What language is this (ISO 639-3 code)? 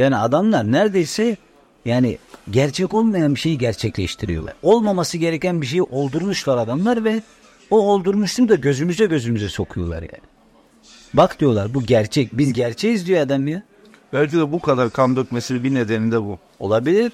tur